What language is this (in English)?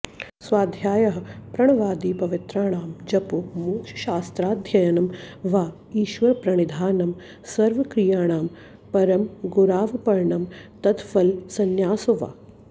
Sanskrit